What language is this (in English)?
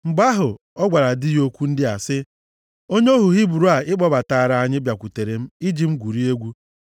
Igbo